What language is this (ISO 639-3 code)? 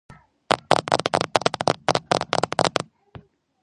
kat